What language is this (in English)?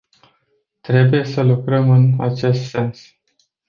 Romanian